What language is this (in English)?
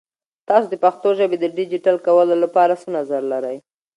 Pashto